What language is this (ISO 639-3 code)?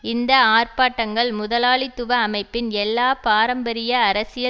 tam